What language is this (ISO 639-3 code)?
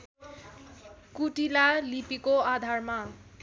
nep